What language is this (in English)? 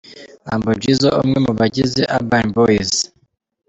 Kinyarwanda